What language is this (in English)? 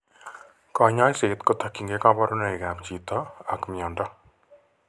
Kalenjin